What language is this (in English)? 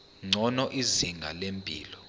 Zulu